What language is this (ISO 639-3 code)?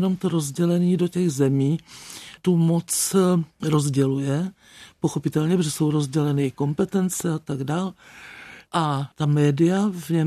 ces